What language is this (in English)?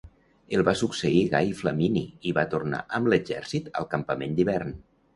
Catalan